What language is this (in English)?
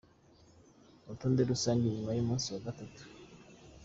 Kinyarwanda